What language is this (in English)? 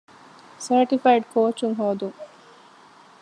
Divehi